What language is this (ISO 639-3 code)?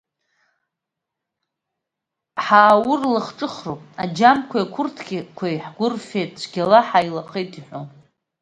abk